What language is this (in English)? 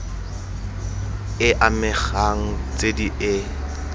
Tswana